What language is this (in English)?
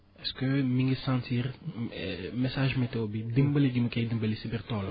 Wolof